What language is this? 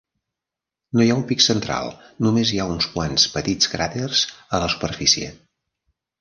Catalan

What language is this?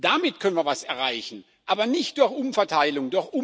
German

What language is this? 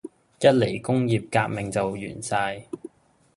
Cantonese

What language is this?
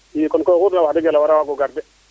Serer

